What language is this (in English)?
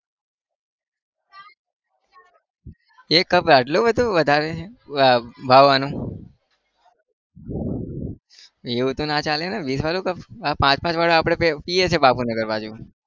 Gujarati